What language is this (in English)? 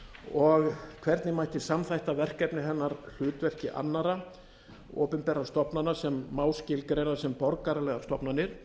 Icelandic